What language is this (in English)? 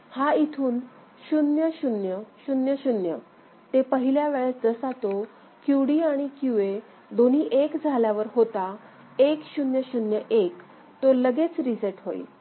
Marathi